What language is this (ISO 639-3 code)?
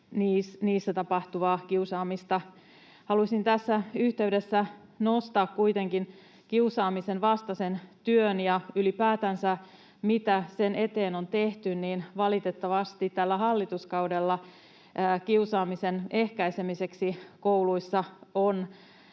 fin